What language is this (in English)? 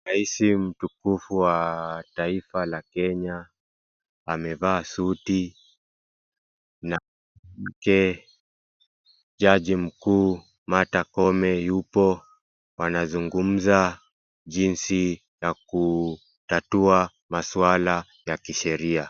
Swahili